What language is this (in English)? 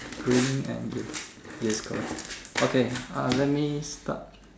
English